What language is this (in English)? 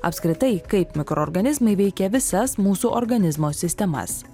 Lithuanian